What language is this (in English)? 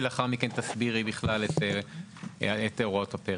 Hebrew